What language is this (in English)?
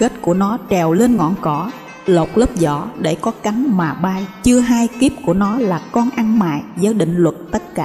Vietnamese